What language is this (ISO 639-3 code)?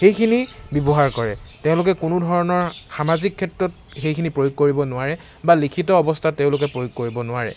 asm